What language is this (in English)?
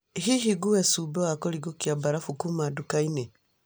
Kikuyu